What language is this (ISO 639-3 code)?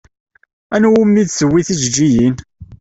kab